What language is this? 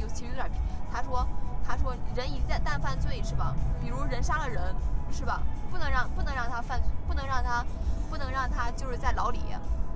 Chinese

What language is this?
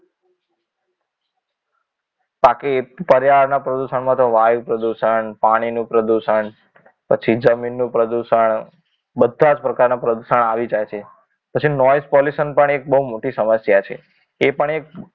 Gujarati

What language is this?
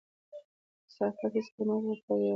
Pashto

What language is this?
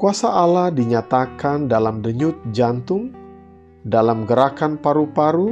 Indonesian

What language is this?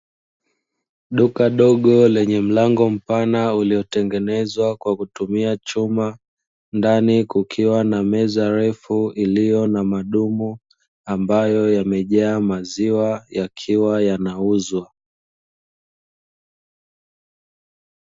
Swahili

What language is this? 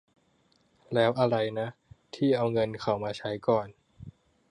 Thai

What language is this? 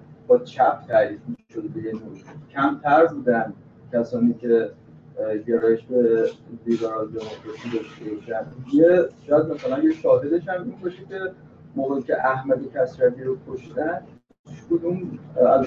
Persian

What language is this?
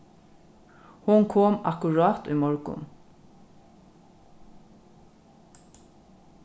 Faroese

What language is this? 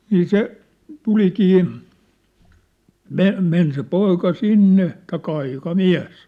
Finnish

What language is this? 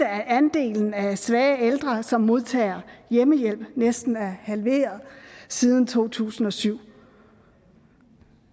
Danish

